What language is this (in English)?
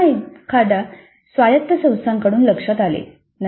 Marathi